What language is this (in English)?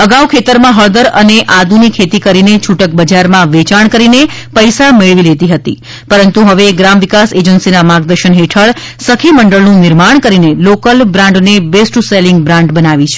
Gujarati